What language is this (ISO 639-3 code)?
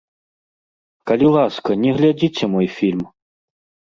bel